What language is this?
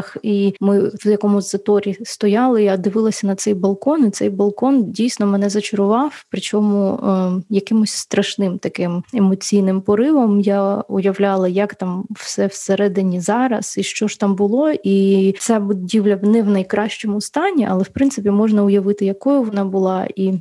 Ukrainian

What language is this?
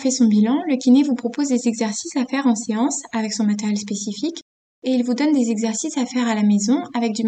French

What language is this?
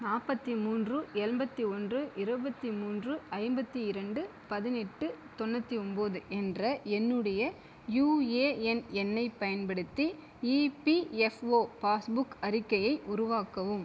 Tamil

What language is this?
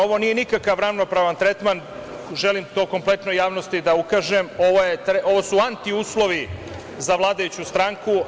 Serbian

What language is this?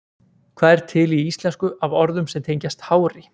Icelandic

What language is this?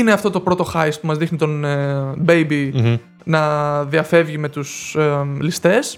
Greek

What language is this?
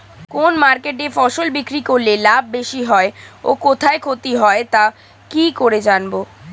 Bangla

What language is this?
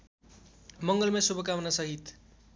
Nepali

